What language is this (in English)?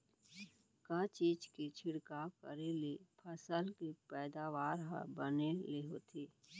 Chhattisgarhi